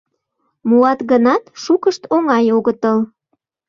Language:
Mari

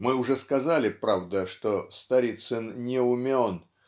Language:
Russian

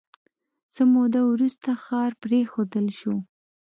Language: Pashto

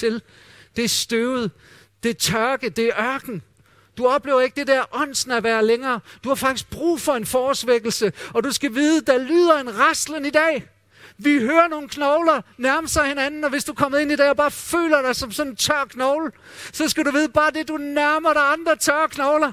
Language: Danish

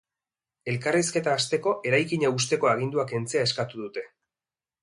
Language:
Basque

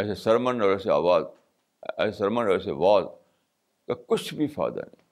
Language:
Urdu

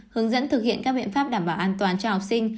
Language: Vietnamese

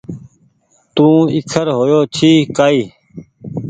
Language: Goaria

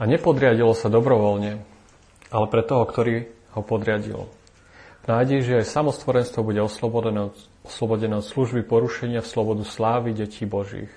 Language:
Slovak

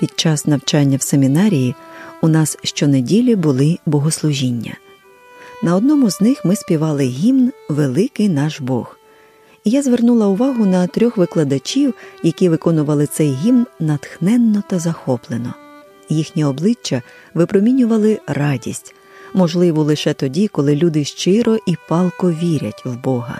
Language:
Ukrainian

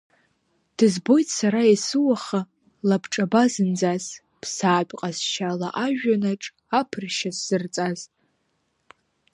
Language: Abkhazian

